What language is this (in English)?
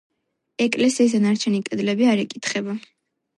Georgian